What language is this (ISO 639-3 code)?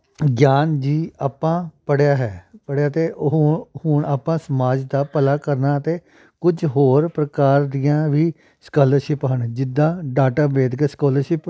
pan